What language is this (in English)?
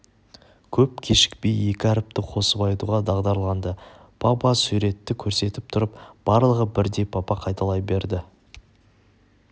Kazakh